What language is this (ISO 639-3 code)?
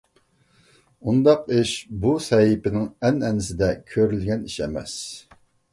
uig